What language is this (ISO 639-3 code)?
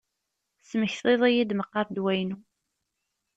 kab